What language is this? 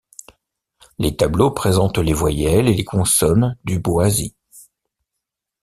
French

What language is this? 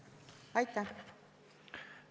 Estonian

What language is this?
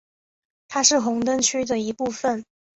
Chinese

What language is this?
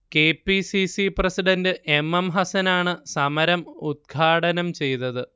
Malayalam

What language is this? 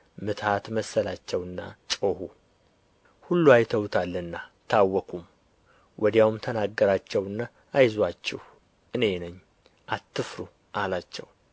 Amharic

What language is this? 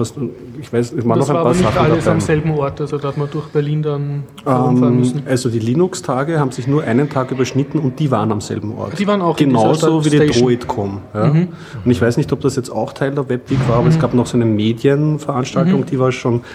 German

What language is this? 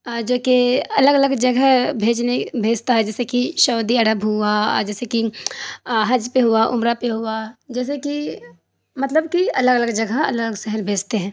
Urdu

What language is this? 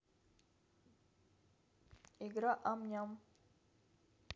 Russian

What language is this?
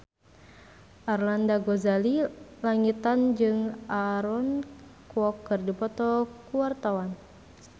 Sundanese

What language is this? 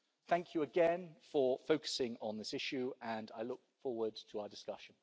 English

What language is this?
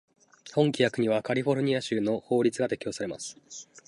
Japanese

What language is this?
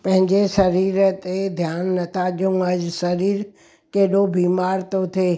Sindhi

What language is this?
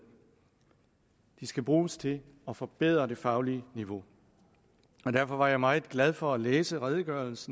Danish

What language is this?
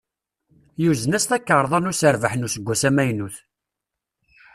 Kabyle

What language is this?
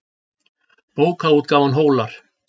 Icelandic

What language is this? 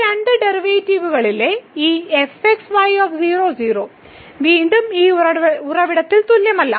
Malayalam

